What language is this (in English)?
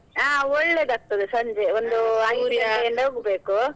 Kannada